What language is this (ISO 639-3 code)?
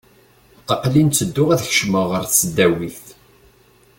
kab